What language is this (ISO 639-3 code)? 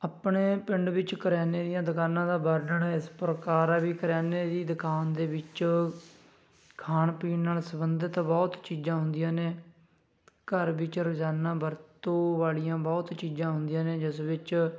pan